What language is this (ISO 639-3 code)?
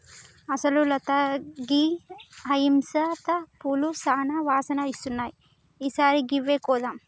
tel